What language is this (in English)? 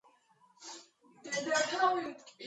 Georgian